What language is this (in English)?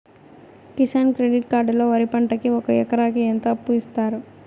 Telugu